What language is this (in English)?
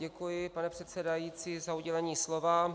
Czech